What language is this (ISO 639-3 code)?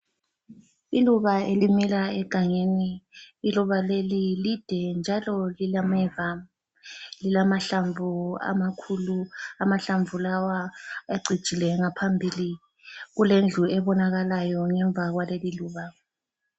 nde